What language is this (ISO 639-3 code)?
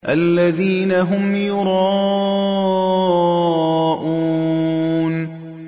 ara